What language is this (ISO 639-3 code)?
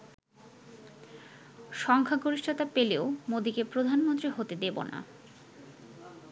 ben